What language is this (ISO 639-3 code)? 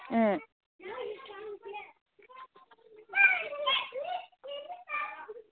mni